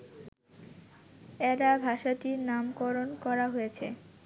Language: Bangla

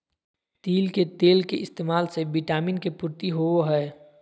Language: Magahi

